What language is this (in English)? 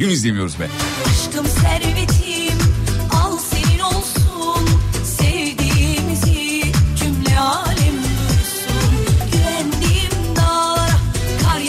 Turkish